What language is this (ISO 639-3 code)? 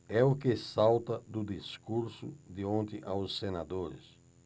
por